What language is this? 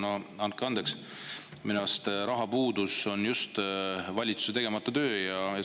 Estonian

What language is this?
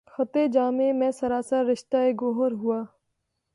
Urdu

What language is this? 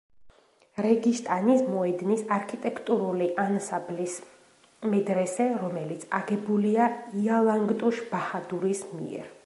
Georgian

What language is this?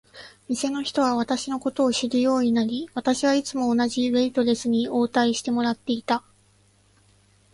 Japanese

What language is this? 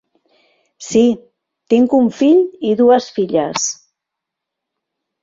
Catalan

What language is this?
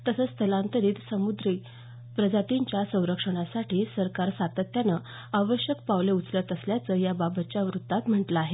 Marathi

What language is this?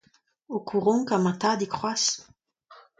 Breton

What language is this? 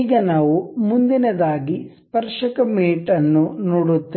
Kannada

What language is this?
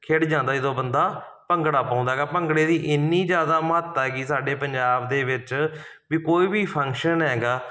Punjabi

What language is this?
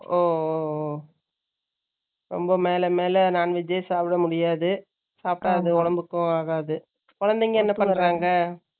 Tamil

